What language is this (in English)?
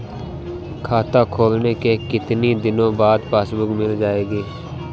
Hindi